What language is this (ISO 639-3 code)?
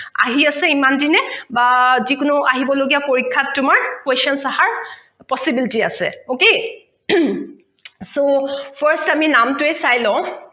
asm